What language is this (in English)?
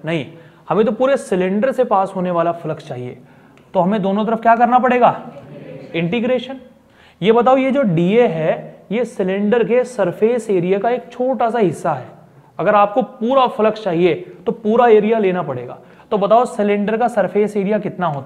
Hindi